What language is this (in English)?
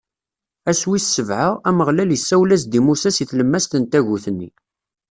Kabyle